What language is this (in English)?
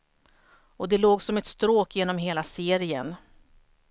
Swedish